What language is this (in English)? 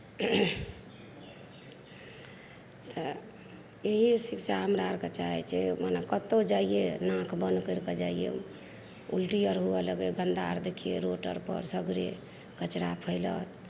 Maithili